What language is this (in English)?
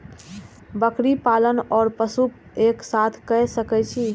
Maithili